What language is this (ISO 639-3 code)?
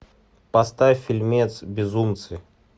rus